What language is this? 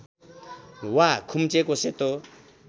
Nepali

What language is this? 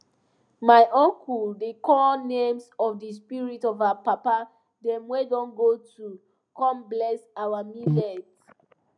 Nigerian Pidgin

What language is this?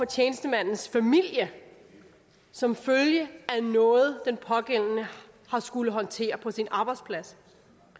Danish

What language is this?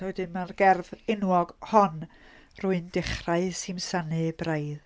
Welsh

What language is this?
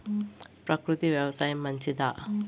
Telugu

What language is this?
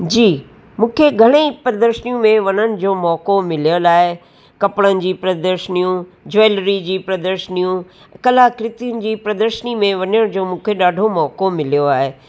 Sindhi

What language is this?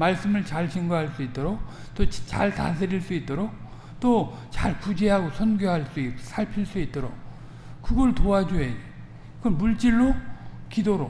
Korean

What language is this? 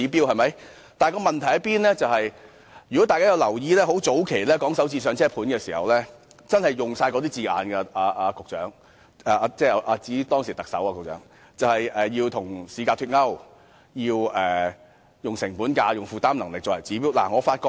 Cantonese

